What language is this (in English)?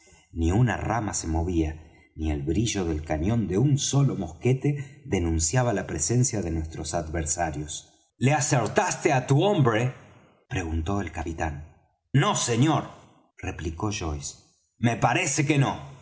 Spanish